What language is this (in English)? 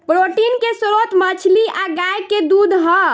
Bhojpuri